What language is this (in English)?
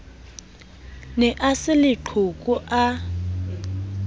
Southern Sotho